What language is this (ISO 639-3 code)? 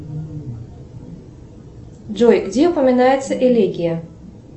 rus